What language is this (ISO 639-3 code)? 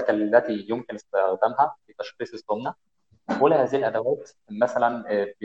ara